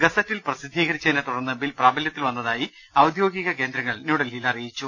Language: Malayalam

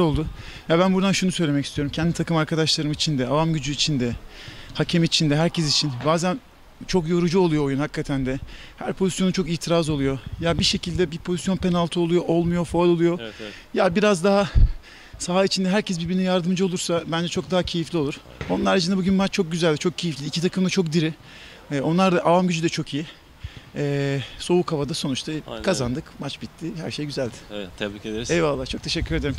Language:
Turkish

